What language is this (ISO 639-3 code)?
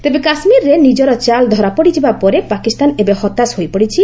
ori